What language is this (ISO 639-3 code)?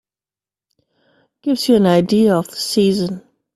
eng